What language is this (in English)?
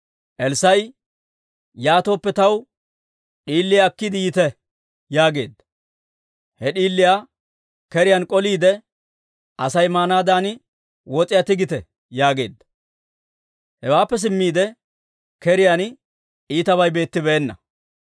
Dawro